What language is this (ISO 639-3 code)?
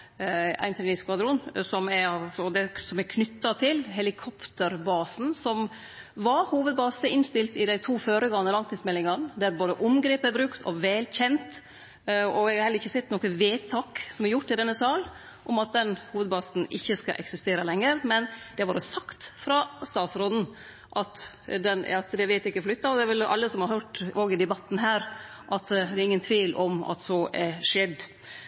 nno